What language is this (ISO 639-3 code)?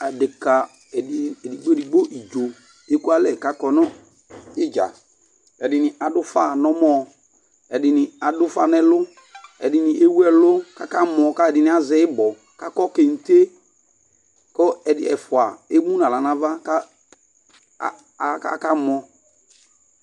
kpo